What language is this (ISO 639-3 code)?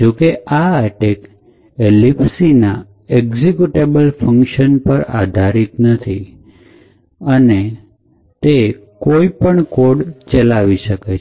guj